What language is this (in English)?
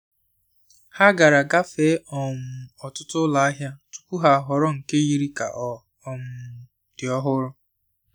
Igbo